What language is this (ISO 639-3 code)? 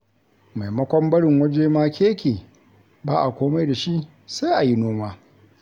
hau